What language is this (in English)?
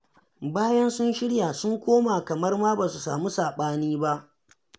Hausa